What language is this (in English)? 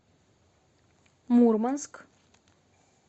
Russian